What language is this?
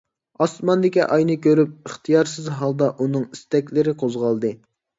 Uyghur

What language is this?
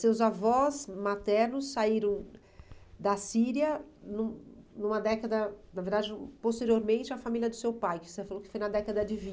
Portuguese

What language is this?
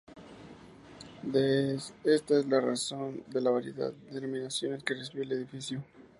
Spanish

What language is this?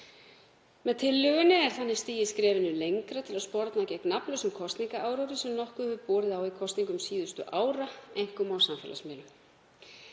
Icelandic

